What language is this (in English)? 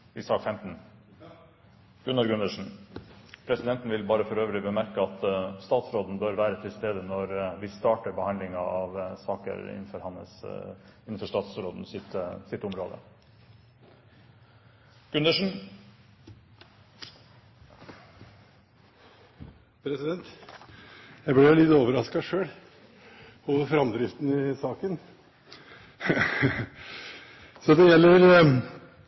Norwegian Bokmål